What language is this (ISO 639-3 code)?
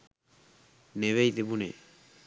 sin